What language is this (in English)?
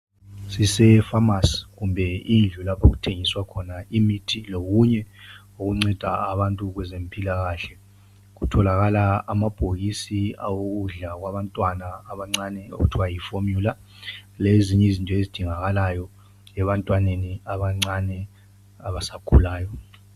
North Ndebele